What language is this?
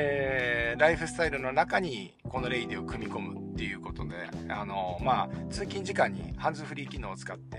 Japanese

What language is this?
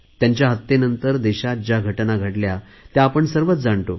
Marathi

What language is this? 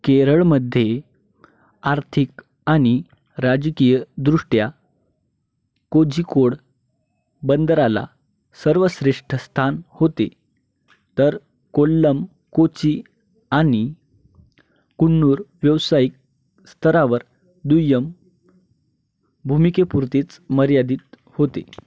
Marathi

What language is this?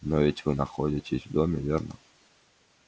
Russian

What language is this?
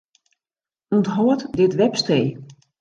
Western Frisian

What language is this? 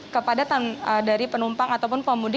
Indonesian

